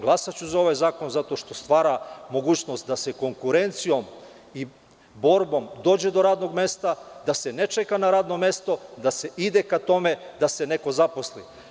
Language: Serbian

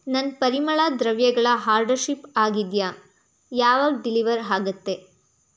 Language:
Kannada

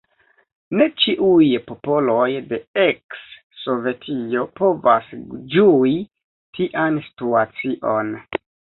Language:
Esperanto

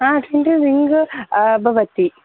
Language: Sanskrit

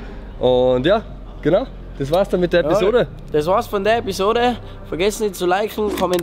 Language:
German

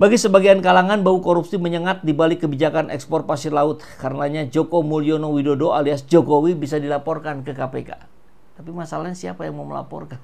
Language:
Indonesian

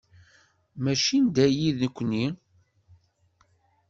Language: Kabyle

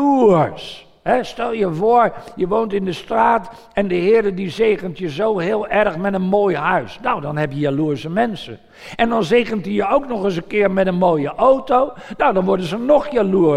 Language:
Dutch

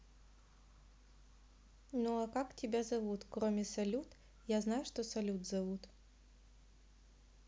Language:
Russian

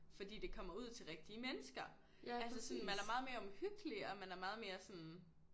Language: Danish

